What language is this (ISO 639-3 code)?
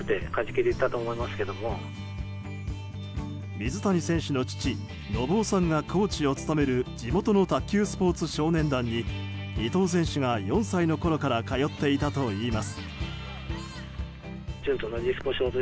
jpn